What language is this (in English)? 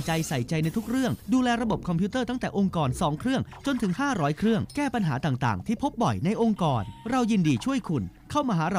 Thai